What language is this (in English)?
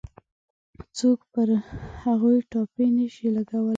Pashto